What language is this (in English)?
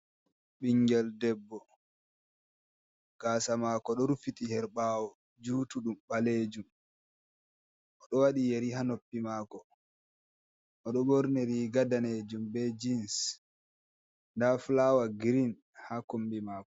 Fula